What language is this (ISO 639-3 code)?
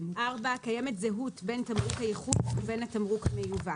heb